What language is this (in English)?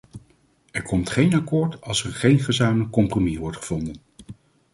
Dutch